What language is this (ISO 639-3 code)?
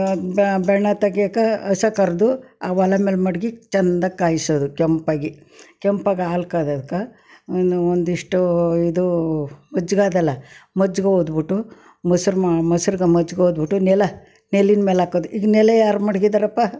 kan